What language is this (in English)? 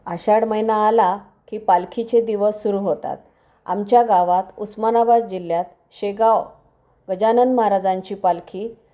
Marathi